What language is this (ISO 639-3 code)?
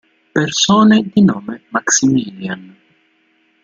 ita